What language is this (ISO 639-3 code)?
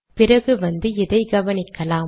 tam